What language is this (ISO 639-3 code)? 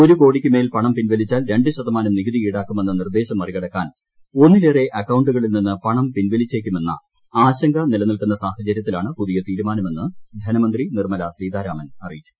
mal